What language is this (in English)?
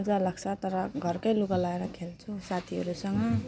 Nepali